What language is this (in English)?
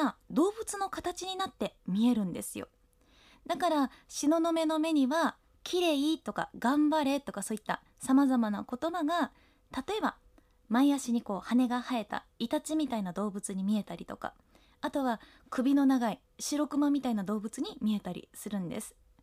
Japanese